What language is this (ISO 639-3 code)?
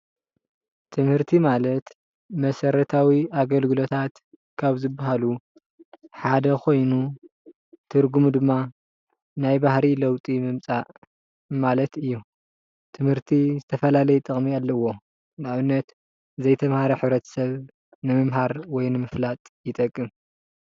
tir